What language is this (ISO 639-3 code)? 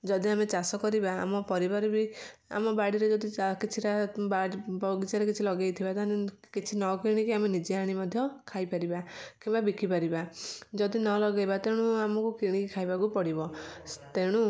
ori